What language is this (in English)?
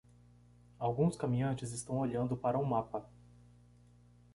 Portuguese